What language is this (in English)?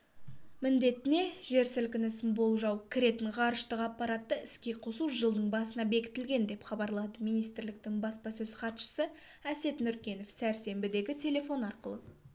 Kazakh